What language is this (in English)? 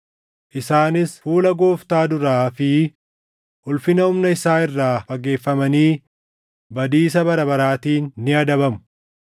Oromo